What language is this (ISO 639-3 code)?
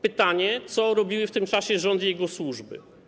pol